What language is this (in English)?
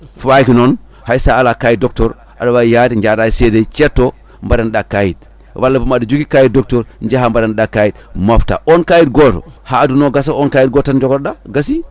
Fula